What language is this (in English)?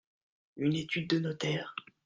French